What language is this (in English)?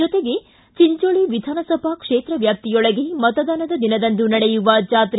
Kannada